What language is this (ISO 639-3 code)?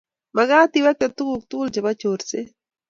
kln